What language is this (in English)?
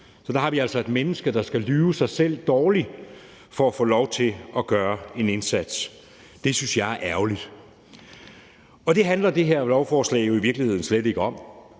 Danish